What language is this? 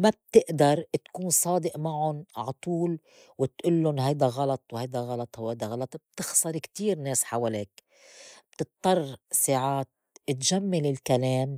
North Levantine Arabic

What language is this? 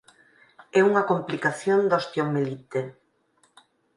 Galician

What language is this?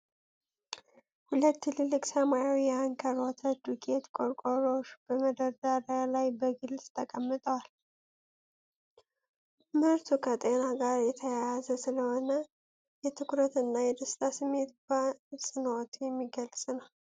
Amharic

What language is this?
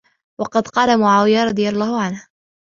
Arabic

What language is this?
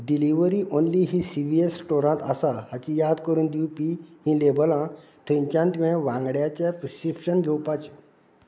Konkani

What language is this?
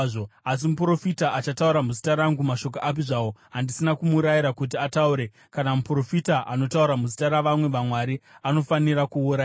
Shona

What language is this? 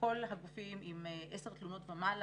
Hebrew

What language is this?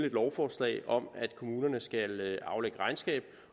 Danish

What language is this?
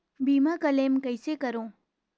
Chhattisgarhi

